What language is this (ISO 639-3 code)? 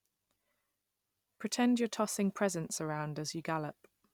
eng